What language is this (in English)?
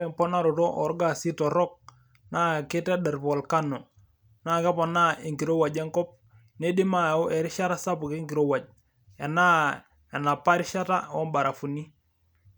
Masai